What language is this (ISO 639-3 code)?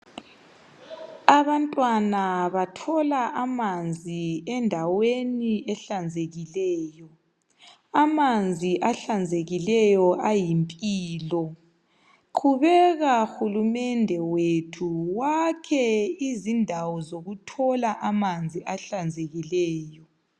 nde